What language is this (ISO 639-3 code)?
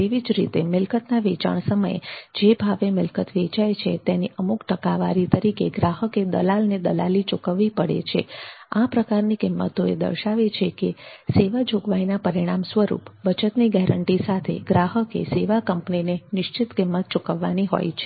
guj